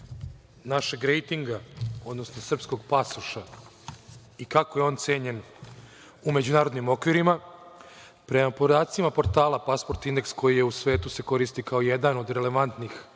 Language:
Serbian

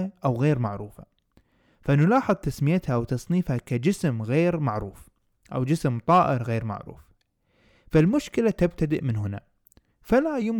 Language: Arabic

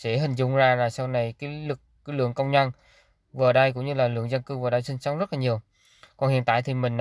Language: Vietnamese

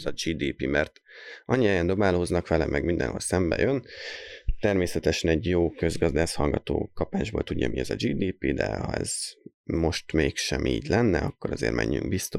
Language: Hungarian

